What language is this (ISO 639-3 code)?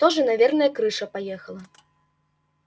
rus